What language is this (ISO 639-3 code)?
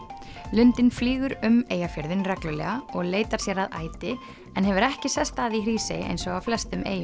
isl